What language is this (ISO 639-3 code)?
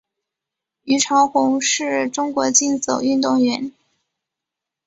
zho